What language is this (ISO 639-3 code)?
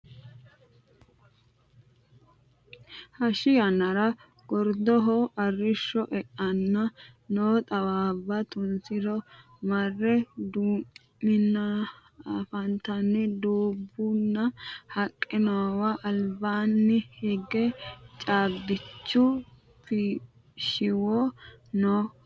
sid